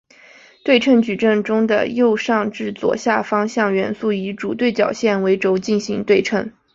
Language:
Chinese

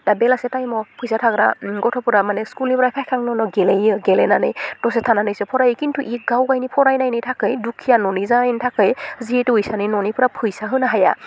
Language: Bodo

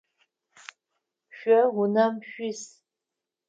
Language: Adyghe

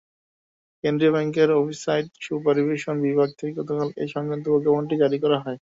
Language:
Bangla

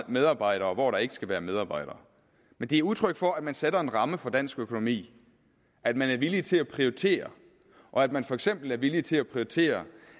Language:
Danish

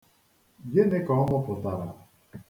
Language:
Igbo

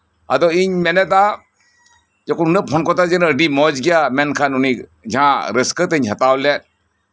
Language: Santali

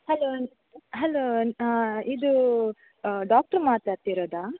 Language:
Kannada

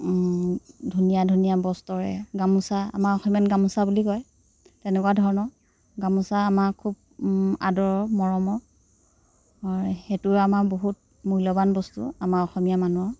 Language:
Assamese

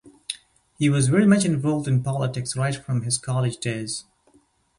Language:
English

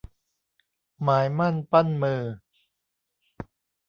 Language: Thai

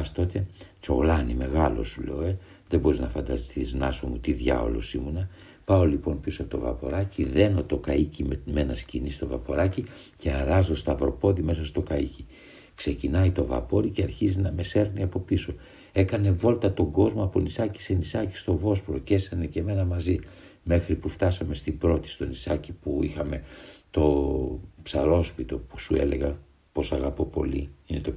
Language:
Greek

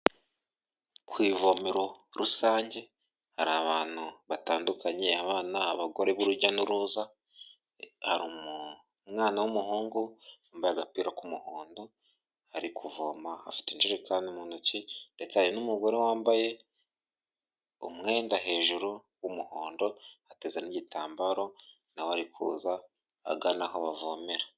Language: Kinyarwanda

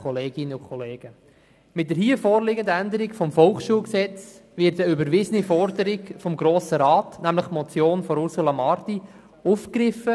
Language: Swiss German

